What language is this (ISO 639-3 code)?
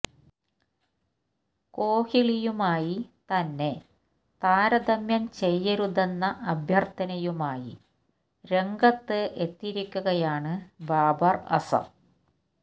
mal